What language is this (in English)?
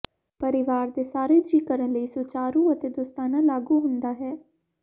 Punjabi